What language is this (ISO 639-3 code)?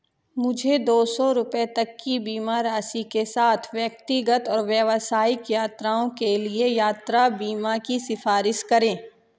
hin